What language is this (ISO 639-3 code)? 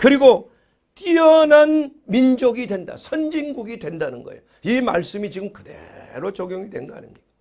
kor